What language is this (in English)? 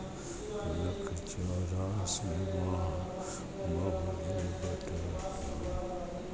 Gujarati